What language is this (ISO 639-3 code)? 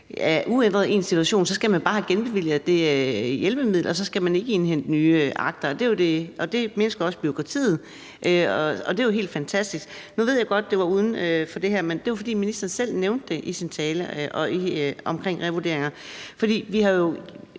dan